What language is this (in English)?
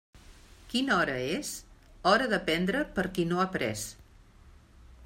Catalan